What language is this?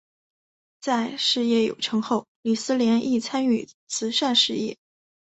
Chinese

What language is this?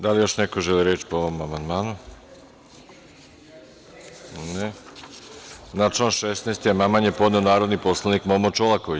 Serbian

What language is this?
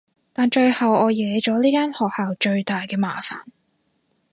Cantonese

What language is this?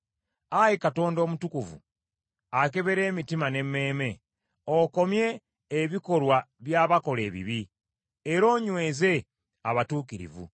Ganda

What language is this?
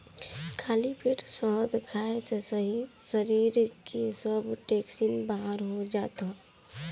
Bhojpuri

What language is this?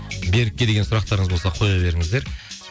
Kazakh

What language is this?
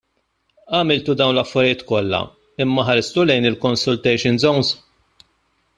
Maltese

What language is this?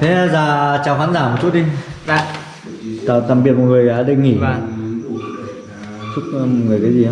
Vietnamese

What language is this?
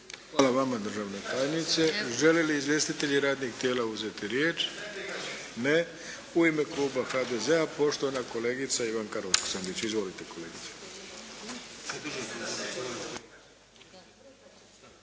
Croatian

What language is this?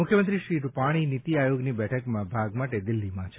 Gujarati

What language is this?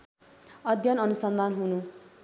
Nepali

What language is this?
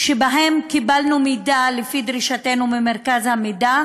Hebrew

